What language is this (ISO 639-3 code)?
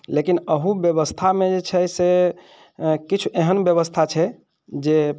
mai